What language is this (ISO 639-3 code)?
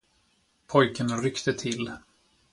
swe